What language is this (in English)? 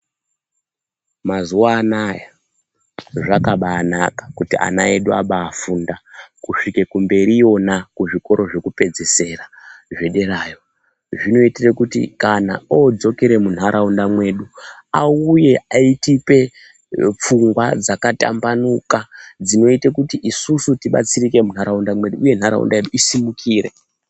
Ndau